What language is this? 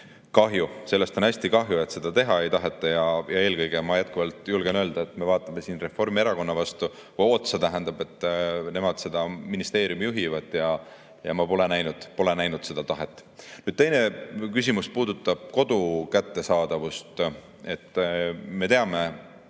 Estonian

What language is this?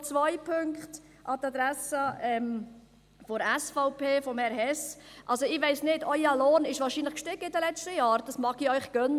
Swiss German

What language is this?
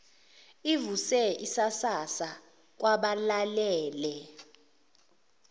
Zulu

